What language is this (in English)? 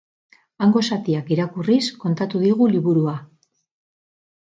Basque